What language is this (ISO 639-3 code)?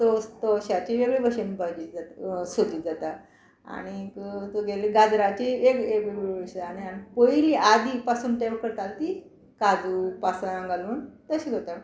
kok